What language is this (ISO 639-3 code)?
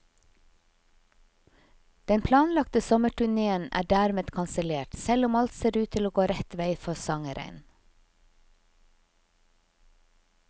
nor